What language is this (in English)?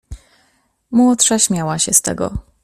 Polish